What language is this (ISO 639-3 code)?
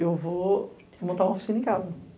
por